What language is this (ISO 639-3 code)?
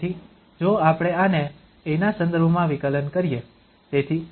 guj